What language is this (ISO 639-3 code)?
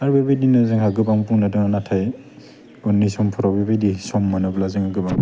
brx